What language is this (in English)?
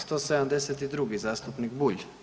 Croatian